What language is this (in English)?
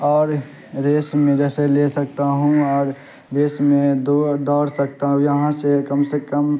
Urdu